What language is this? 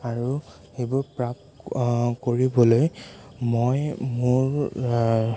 Assamese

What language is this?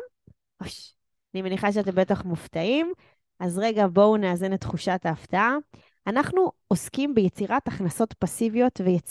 Hebrew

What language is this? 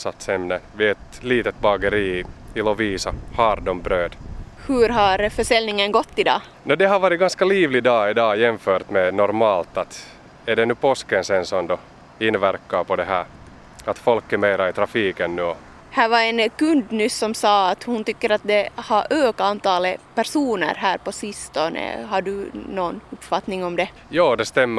Swedish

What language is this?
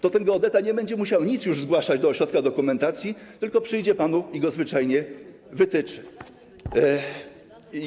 Polish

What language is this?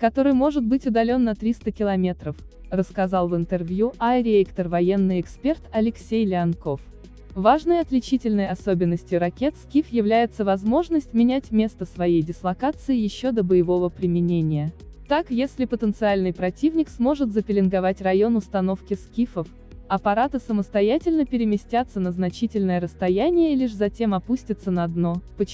Russian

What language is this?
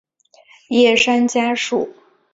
Chinese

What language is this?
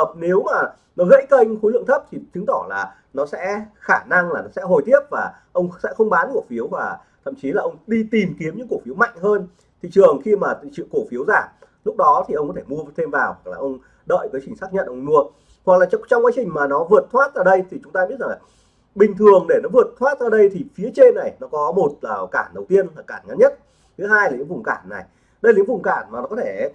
Vietnamese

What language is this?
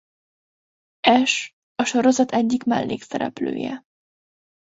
Hungarian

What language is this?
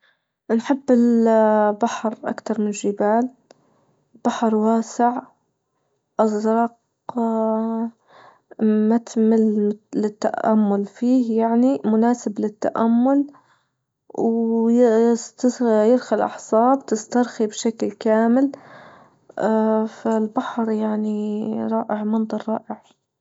Libyan Arabic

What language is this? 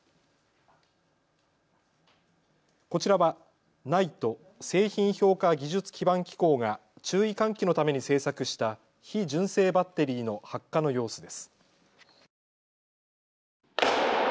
Japanese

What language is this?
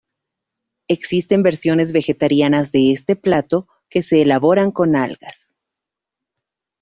Spanish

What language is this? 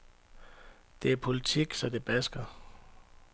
Danish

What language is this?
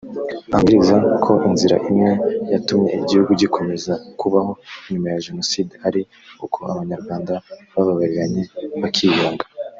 Kinyarwanda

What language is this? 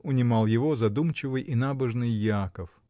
Russian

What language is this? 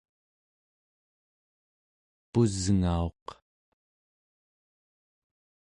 Central Yupik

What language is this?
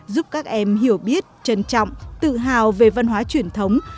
Vietnamese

